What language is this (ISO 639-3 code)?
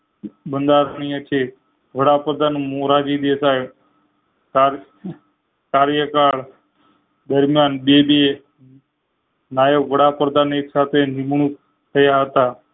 guj